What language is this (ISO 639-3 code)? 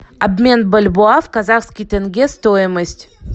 rus